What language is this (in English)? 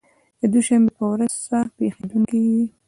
Pashto